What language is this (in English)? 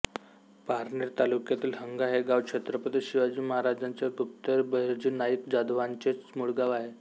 Marathi